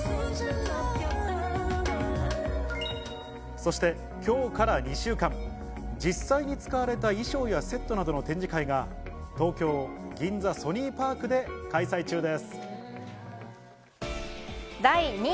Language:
Japanese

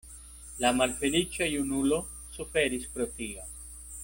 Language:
Esperanto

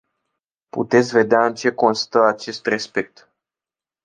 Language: Romanian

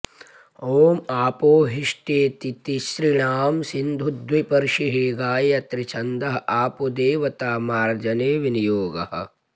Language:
Sanskrit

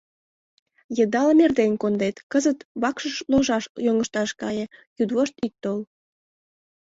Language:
Mari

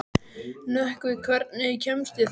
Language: Icelandic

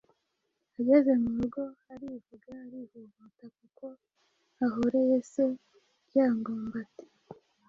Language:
Kinyarwanda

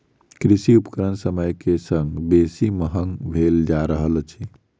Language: Maithili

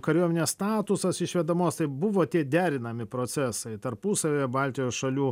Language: Lithuanian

